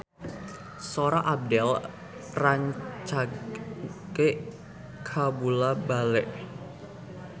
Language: Sundanese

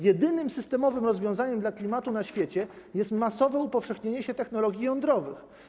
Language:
Polish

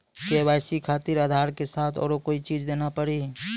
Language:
Maithili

